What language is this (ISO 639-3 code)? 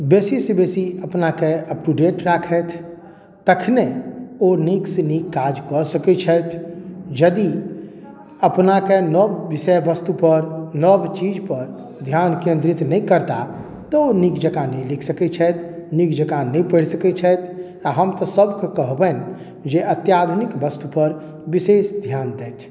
mai